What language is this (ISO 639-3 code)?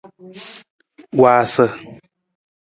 nmz